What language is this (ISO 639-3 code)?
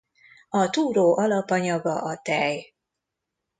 hun